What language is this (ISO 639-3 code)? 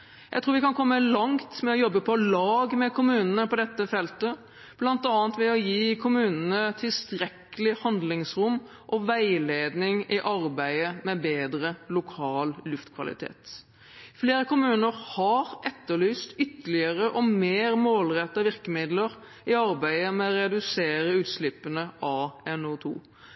nob